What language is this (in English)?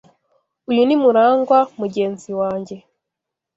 Kinyarwanda